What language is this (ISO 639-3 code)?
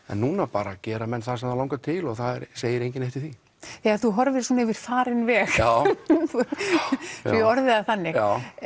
isl